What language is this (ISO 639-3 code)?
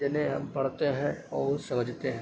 urd